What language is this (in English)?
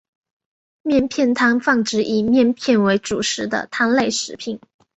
Chinese